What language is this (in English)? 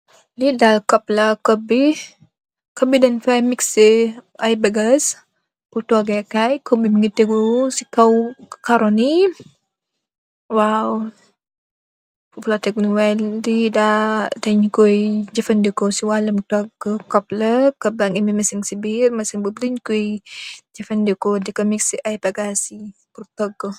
Wolof